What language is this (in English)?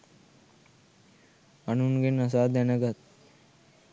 Sinhala